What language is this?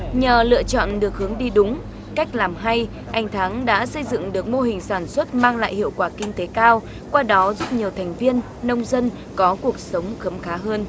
Vietnamese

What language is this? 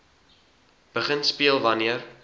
Afrikaans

